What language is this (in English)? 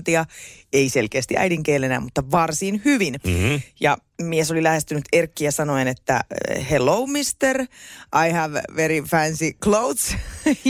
Finnish